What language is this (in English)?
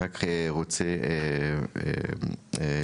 Hebrew